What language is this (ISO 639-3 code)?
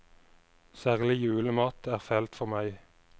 nor